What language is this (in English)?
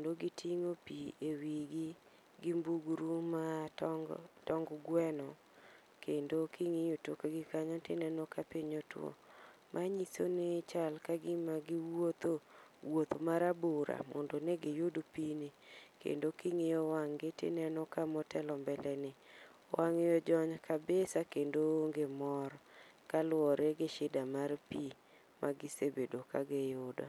Luo (Kenya and Tanzania)